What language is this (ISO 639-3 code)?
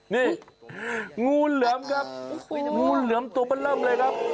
tha